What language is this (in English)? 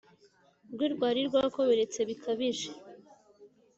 Kinyarwanda